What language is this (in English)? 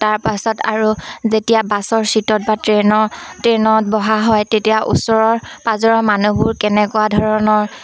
Assamese